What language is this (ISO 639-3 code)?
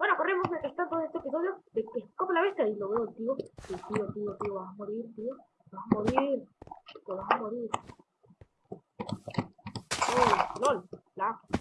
spa